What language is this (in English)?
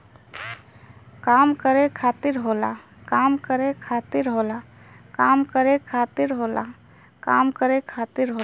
Bhojpuri